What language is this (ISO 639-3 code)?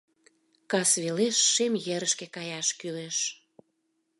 chm